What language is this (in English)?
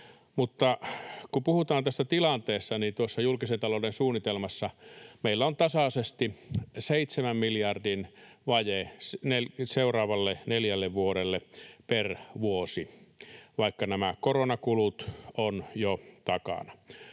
Finnish